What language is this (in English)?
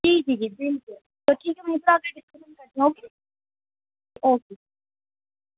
Urdu